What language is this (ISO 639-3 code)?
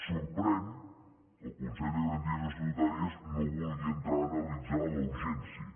cat